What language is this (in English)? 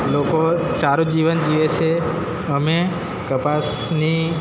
Gujarati